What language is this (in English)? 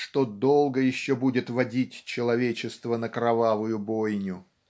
Russian